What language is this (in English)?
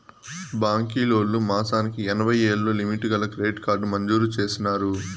Telugu